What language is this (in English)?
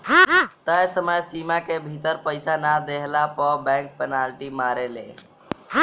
Bhojpuri